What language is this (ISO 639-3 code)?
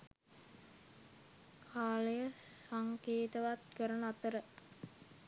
sin